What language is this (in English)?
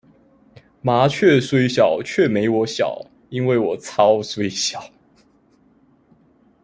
Chinese